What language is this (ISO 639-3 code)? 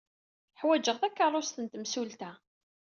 kab